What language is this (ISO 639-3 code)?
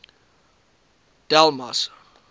afr